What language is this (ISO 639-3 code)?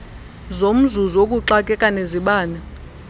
xho